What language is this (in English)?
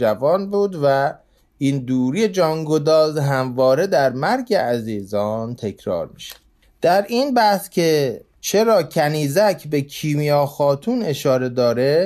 Persian